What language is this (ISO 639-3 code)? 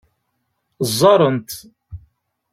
kab